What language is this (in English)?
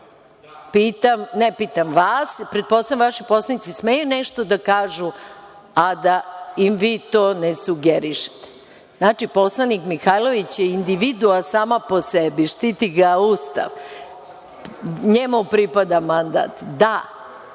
Serbian